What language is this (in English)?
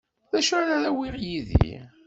Kabyle